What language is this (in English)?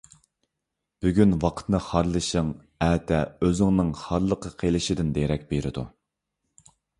Uyghur